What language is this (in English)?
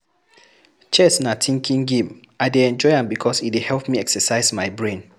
Nigerian Pidgin